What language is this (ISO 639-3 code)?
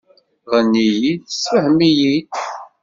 kab